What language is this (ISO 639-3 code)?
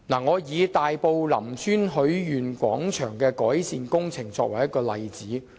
yue